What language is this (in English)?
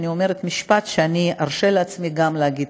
Hebrew